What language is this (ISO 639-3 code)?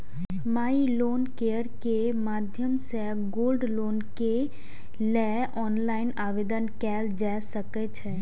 mai